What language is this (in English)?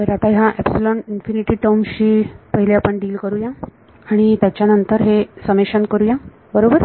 Marathi